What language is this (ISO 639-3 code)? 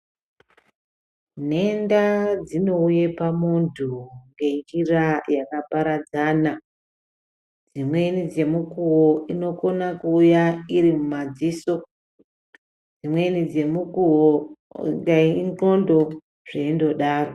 ndc